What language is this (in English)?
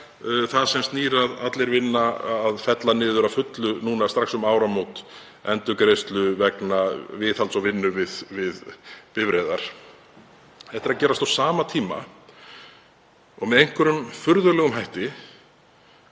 Icelandic